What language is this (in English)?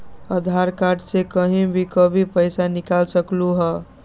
Magahi